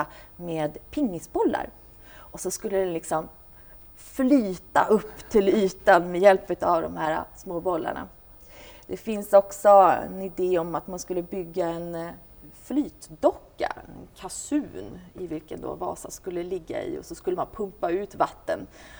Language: Swedish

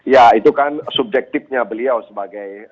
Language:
Indonesian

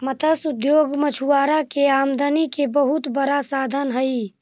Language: Magahi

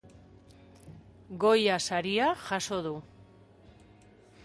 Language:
Basque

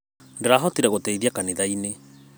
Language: Kikuyu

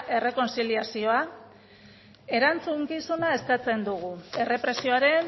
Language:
Basque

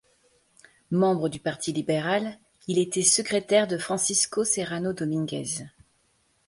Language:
French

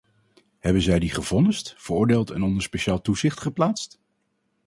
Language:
Dutch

